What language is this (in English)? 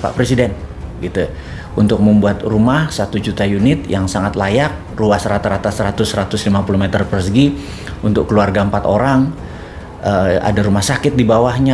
Indonesian